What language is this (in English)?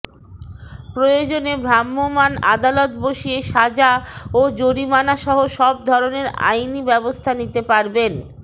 Bangla